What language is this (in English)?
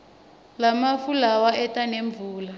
Swati